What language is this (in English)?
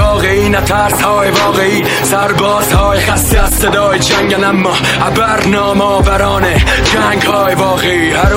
Persian